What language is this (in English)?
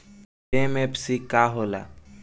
Bhojpuri